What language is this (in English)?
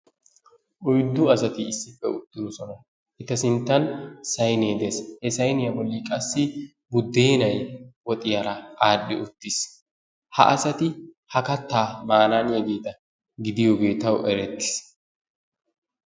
Wolaytta